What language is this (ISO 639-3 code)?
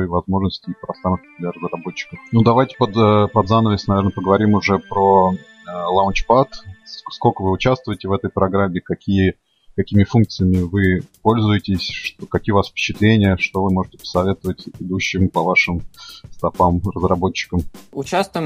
rus